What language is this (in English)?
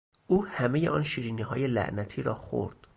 Persian